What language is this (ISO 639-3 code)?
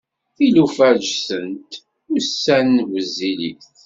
kab